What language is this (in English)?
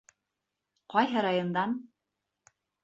Bashkir